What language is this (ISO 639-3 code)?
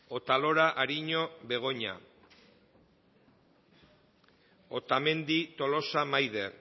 eus